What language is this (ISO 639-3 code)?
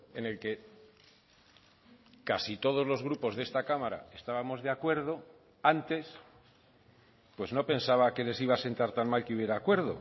spa